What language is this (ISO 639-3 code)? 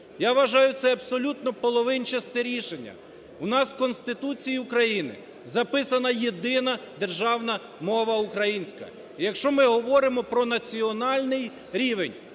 ukr